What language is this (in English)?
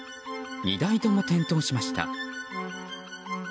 Japanese